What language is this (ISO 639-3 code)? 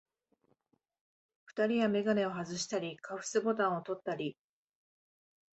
jpn